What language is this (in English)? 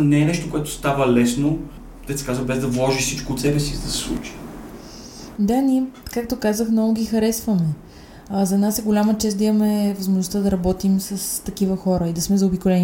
Bulgarian